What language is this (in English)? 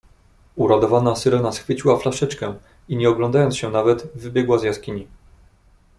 Polish